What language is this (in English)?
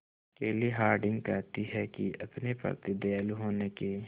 Hindi